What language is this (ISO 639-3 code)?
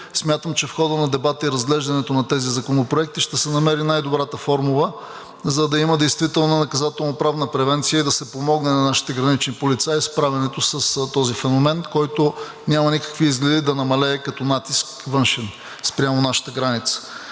bul